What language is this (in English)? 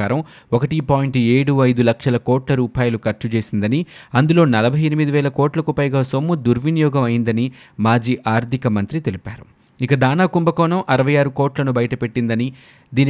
Telugu